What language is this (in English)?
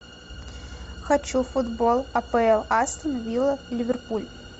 Russian